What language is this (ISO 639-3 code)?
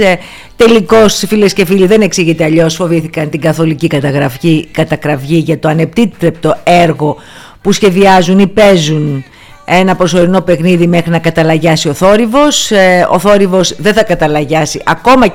ell